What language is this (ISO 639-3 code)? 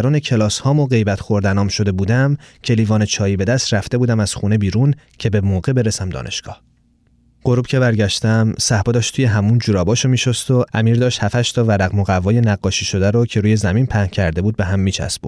fas